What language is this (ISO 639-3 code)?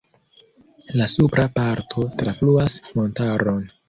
epo